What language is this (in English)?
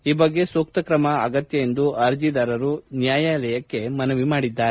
Kannada